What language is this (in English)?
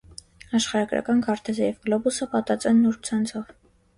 Armenian